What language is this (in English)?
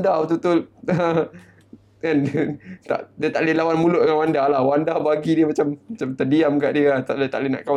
Malay